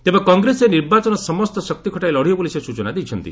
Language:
Odia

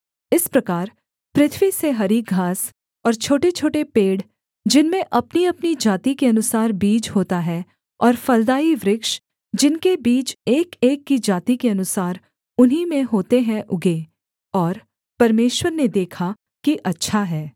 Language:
Hindi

